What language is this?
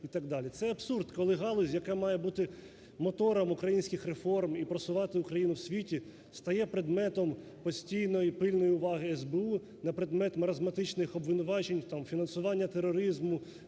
Ukrainian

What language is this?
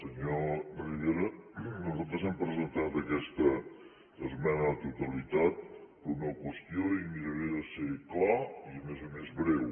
Catalan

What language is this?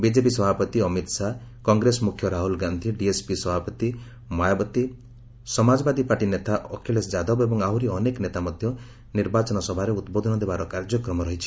Odia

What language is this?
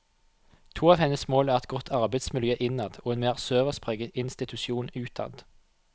Norwegian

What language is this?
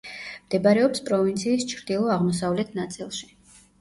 Georgian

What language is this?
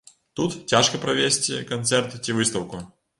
Belarusian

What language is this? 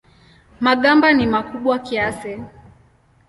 Swahili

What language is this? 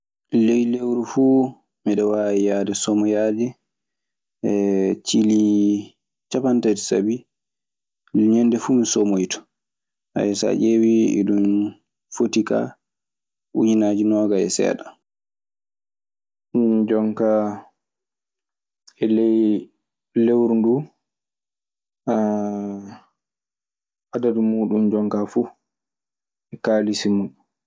Maasina Fulfulde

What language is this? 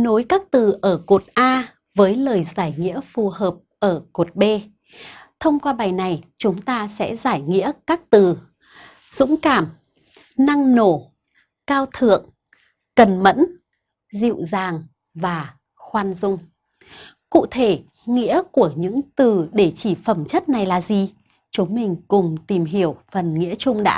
Vietnamese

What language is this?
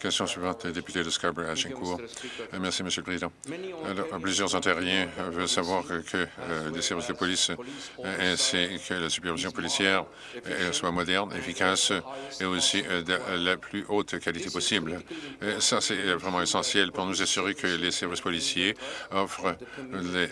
French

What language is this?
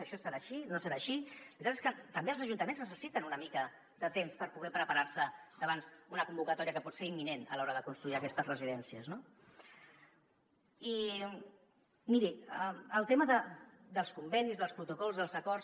Catalan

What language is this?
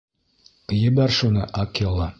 Bashkir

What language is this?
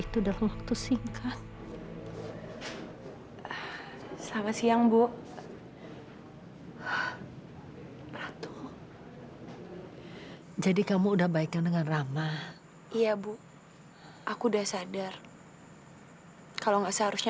Indonesian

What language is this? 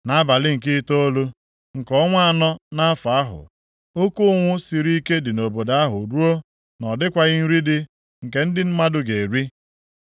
Igbo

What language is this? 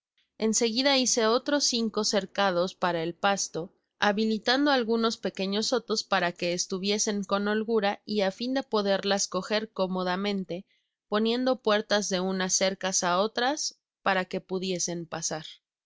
Spanish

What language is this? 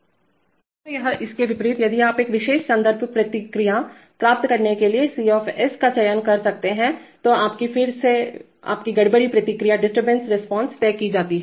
Hindi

